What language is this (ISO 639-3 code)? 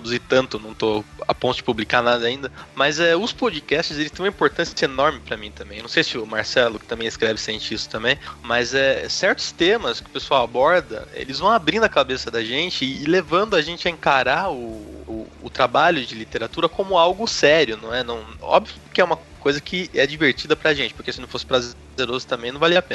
por